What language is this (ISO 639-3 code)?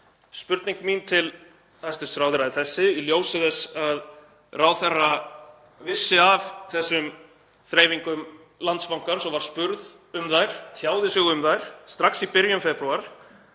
isl